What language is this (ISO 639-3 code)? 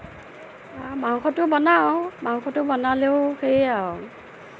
asm